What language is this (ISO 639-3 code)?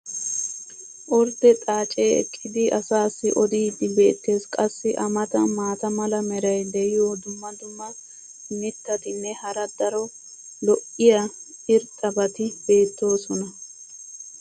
wal